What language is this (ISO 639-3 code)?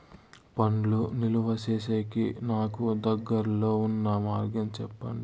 tel